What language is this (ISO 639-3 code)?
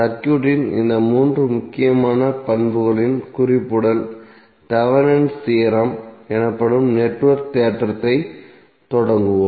tam